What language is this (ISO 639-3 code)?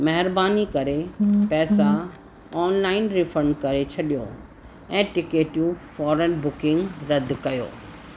snd